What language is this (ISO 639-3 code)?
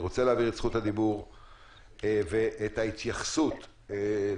heb